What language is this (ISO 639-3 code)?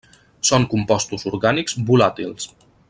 cat